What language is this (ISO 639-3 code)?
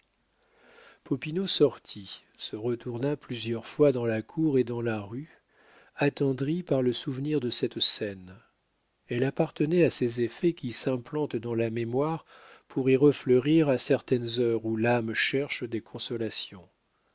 fra